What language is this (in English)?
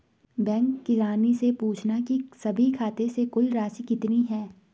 Hindi